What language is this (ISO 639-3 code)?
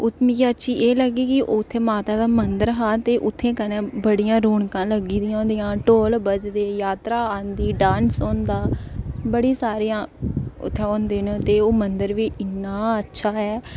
doi